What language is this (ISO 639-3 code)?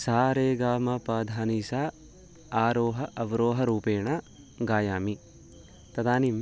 san